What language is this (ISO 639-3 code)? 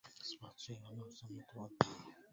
ara